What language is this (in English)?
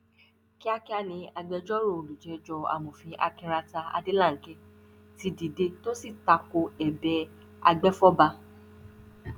Yoruba